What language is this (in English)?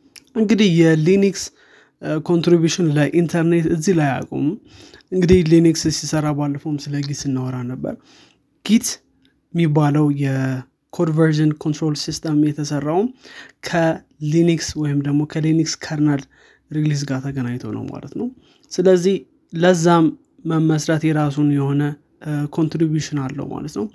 Amharic